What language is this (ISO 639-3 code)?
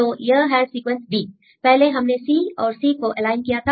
hin